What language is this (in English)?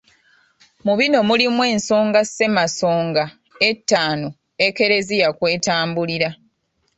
Ganda